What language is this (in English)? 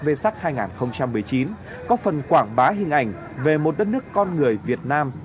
Vietnamese